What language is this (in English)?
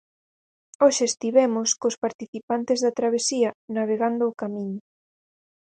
Galician